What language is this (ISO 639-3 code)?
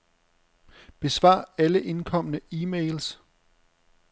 dan